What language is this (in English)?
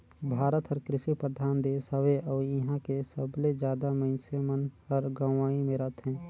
Chhattisgarhi